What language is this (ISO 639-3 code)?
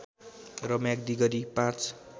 nep